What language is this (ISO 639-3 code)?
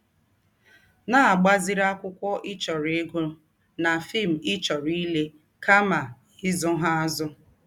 ibo